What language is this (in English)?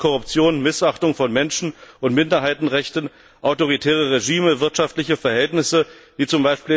German